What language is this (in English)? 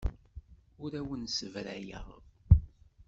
Kabyle